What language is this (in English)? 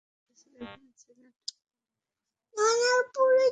Bangla